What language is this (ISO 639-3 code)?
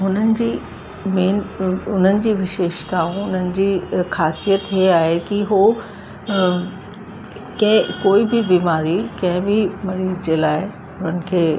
snd